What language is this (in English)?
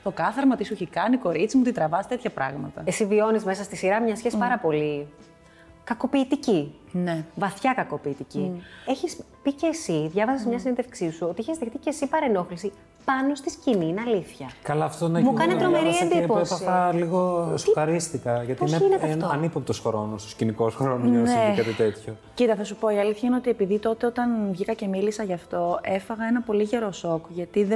Greek